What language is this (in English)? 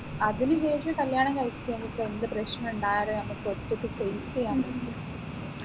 Malayalam